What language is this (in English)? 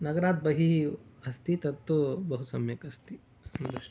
Sanskrit